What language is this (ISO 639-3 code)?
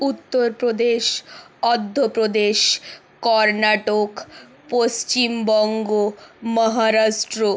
ben